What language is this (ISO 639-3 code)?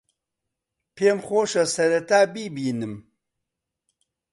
ckb